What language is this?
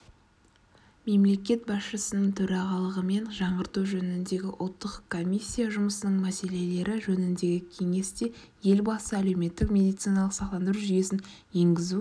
Kazakh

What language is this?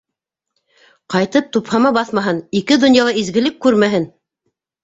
Bashkir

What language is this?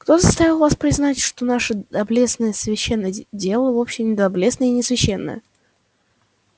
Russian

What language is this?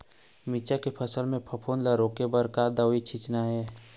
Chhattisgarhi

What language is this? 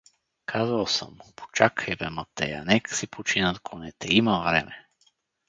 Bulgarian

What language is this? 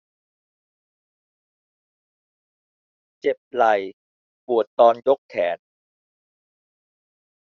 Thai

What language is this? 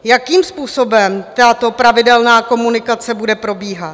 Czech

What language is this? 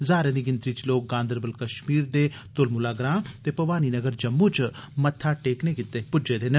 Dogri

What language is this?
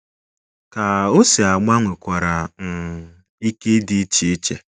Igbo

